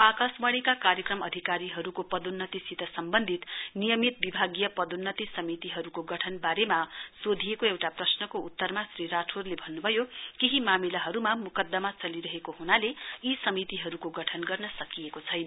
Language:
Nepali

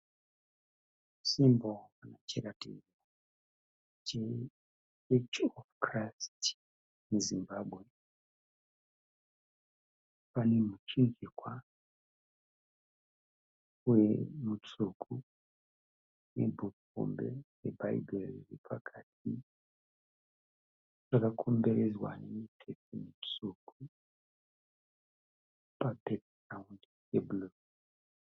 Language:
Shona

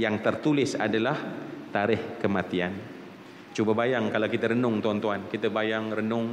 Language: Malay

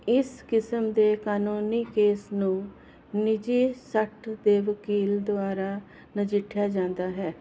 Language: Punjabi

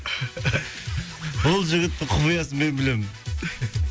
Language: Kazakh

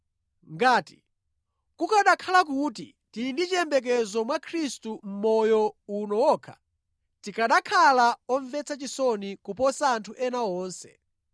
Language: Nyanja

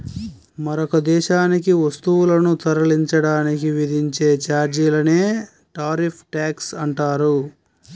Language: Telugu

